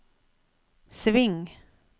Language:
Norwegian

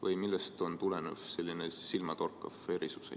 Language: Estonian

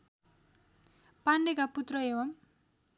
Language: Nepali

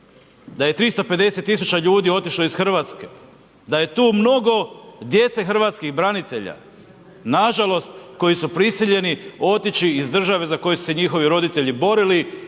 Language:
Croatian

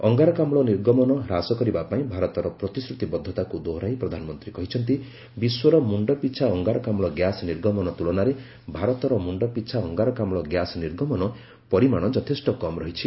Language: Odia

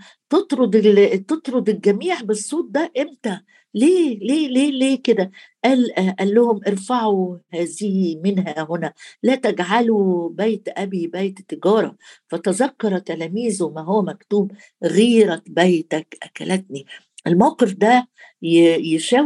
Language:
Arabic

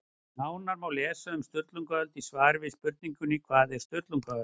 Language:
Icelandic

